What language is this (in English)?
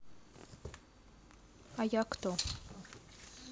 Russian